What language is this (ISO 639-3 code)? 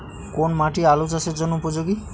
ben